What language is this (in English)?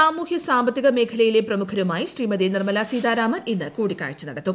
Malayalam